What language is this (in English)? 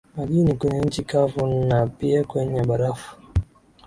Swahili